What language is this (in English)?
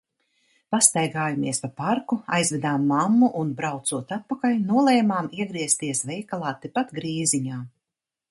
Latvian